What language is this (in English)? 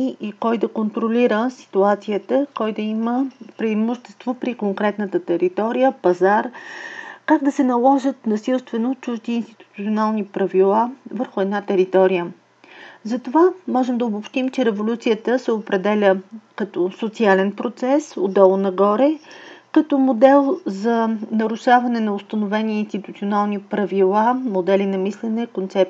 Bulgarian